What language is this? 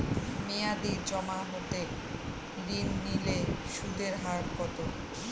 Bangla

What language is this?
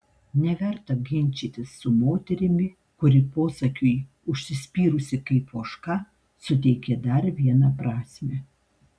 Lithuanian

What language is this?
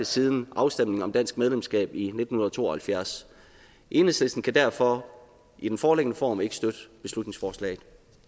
Danish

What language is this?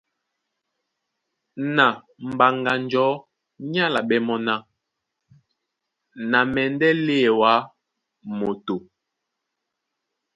Duala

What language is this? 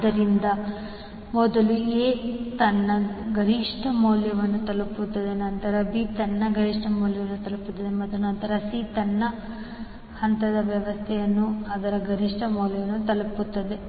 Kannada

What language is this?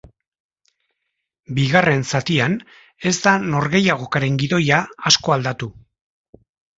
Basque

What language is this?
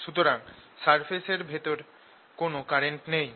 Bangla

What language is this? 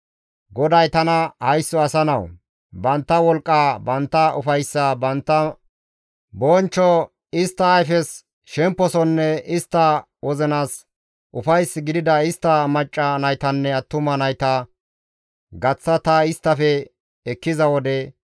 Gamo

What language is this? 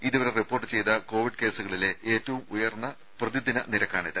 Malayalam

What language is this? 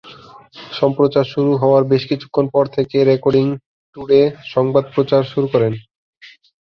Bangla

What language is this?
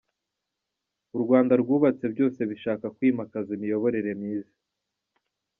Kinyarwanda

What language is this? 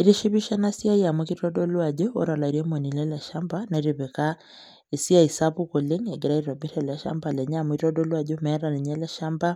Masai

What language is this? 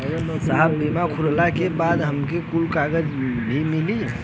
Bhojpuri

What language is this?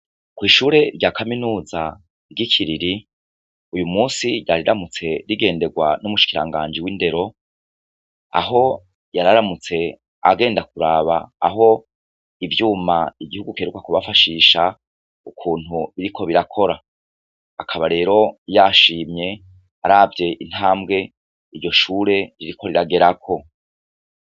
Rundi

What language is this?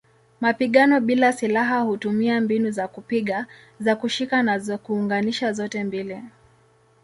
Swahili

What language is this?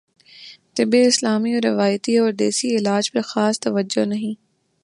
Urdu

